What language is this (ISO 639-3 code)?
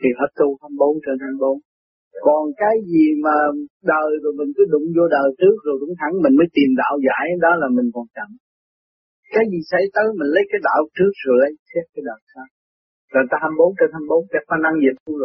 vie